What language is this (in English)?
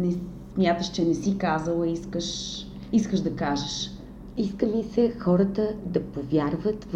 Bulgarian